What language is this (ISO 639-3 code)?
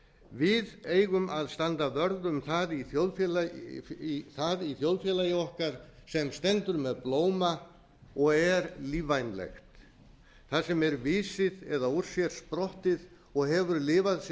isl